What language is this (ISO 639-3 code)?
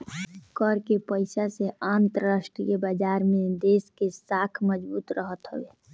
bho